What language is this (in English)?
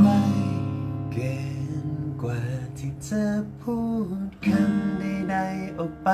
Thai